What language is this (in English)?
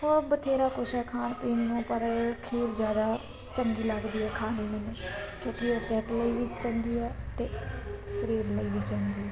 Punjabi